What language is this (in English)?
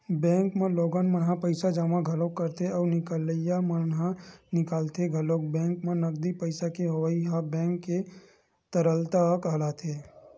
Chhattisgarhi